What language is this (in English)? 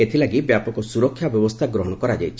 Odia